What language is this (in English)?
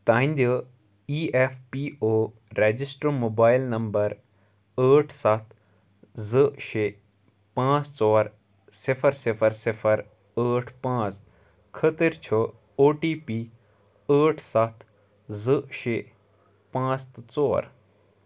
Kashmiri